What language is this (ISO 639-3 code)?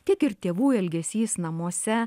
lit